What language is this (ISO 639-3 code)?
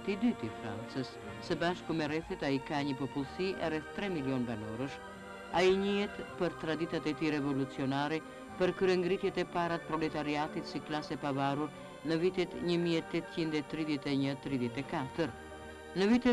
ron